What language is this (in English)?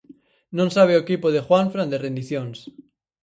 Galician